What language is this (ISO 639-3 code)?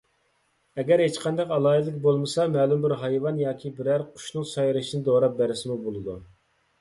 uig